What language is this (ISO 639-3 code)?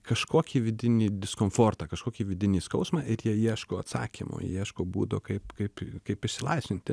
lit